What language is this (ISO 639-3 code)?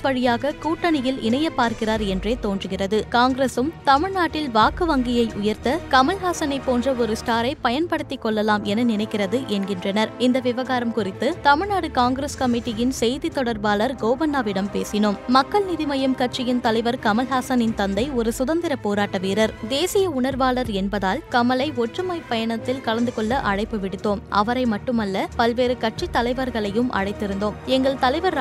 tam